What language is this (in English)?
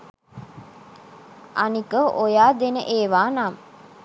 Sinhala